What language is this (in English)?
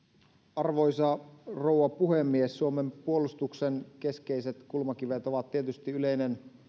Finnish